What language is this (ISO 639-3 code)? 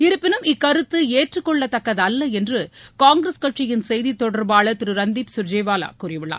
tam